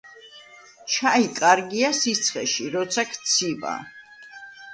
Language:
Georgian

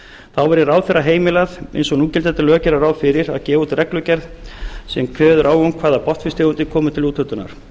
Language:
Icelandic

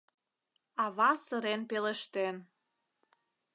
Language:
Mari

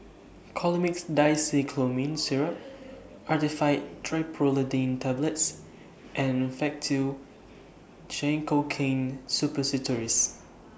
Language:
English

